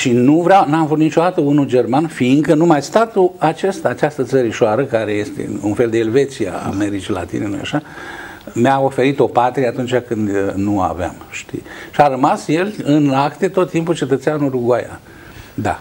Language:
Romanian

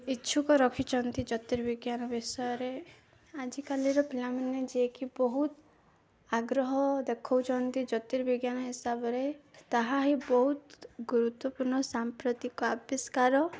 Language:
Odia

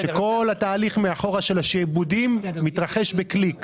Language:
Hebrew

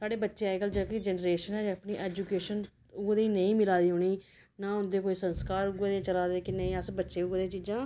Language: Dogri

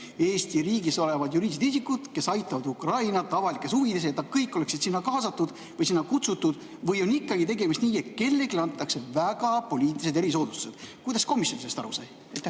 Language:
Estonian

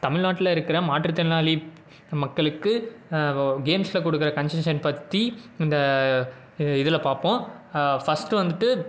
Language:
Tamil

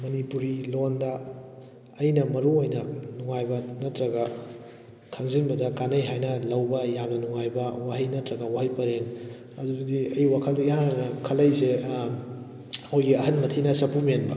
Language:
Manipuri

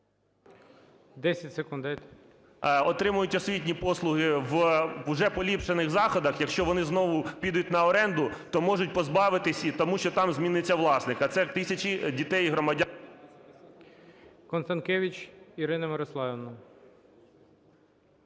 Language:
Ukrainian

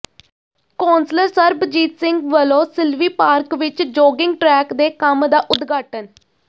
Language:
Punjabi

